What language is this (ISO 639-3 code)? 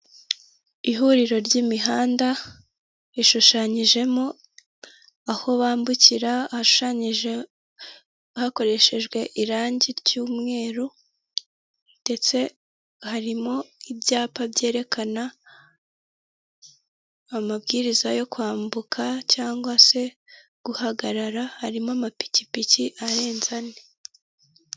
kin